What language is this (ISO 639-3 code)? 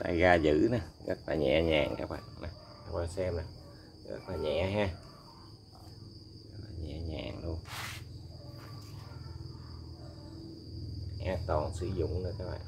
vie